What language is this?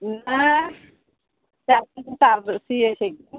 Maithili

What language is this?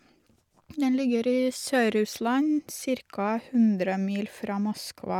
Norwegian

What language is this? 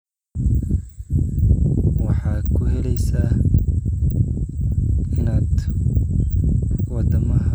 Somali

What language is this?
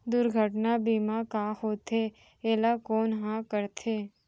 Chhattisgarhi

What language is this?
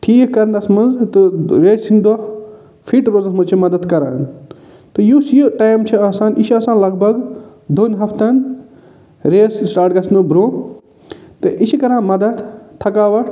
Kashmiri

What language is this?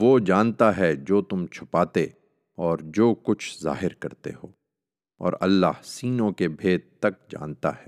Urdu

